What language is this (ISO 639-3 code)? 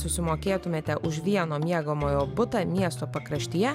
lit